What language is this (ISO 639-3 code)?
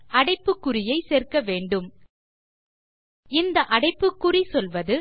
tam